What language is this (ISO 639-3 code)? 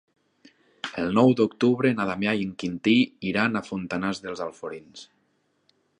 cat